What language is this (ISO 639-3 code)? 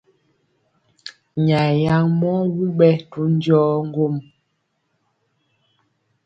mcx